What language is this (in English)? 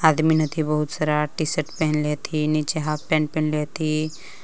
Magahi